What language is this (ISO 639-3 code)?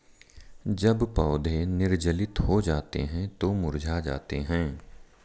hin